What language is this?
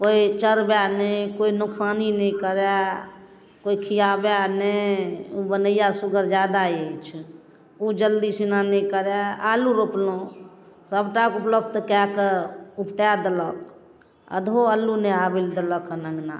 Maithili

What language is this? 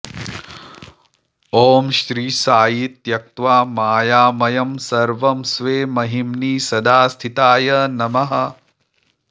Sanskrit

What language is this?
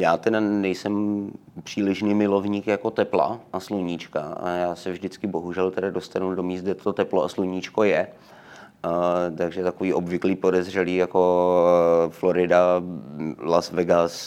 Czech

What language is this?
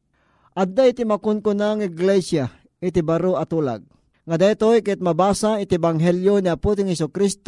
Filipino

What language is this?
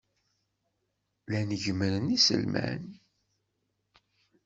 Kabyle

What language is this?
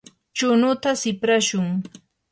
Yanahuanca Pasco Quechua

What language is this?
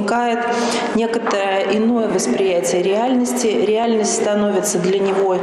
Russian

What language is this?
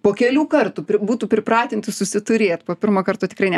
Lithuanian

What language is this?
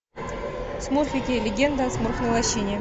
Russian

